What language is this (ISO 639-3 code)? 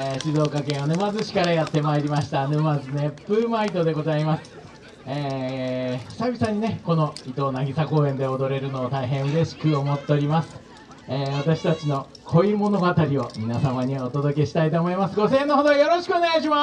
jpn